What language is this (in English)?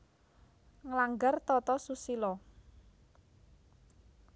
Javanese